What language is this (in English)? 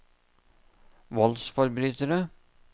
Norwegian